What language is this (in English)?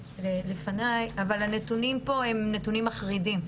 Hebrew